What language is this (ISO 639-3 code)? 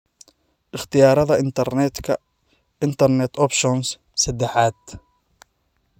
som